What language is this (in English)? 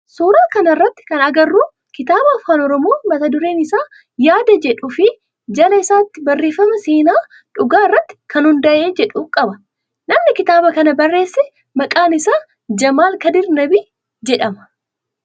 Oromo